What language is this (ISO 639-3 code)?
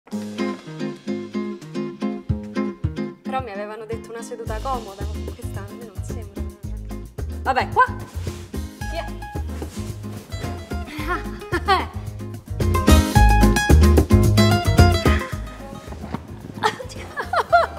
ita